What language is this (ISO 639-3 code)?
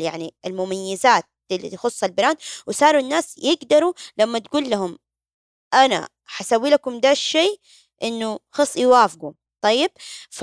ara